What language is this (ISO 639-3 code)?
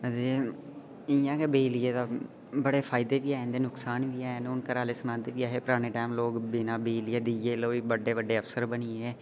doi